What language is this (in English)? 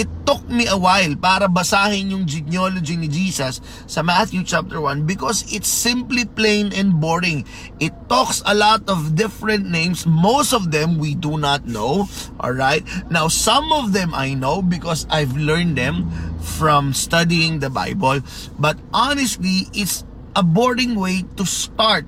Filipino